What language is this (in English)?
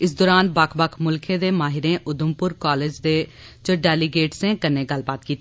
Dogri